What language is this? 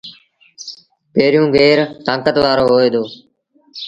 Sindhi Bhil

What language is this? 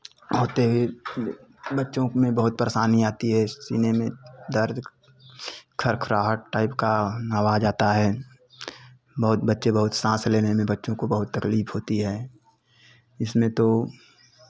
Hindi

